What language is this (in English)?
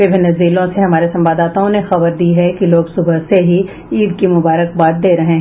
Hindi